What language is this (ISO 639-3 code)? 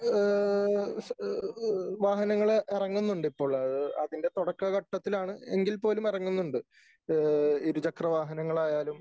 mal